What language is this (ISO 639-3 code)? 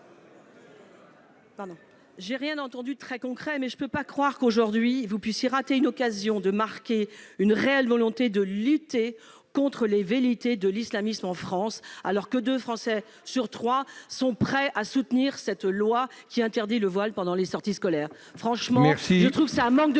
fra